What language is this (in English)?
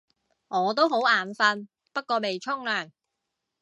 Cantonese